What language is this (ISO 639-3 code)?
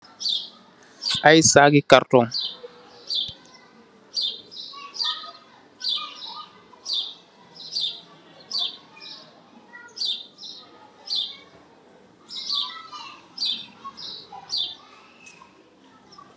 wol